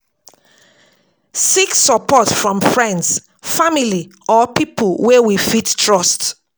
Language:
Nigerian Pidgin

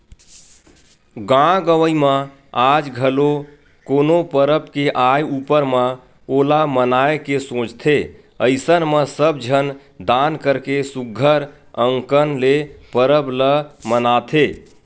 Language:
Chhattisgarhi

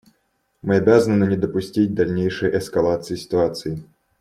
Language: Russian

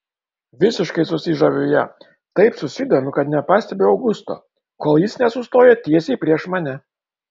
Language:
Lithuanian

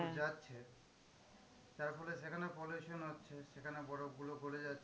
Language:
Bangla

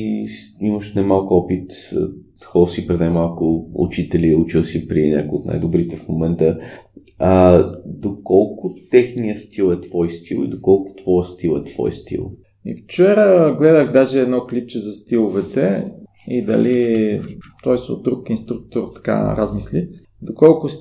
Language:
Bulgarian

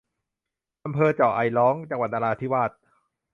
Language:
Thai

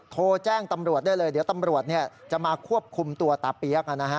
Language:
Thai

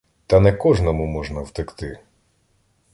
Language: Ukrainian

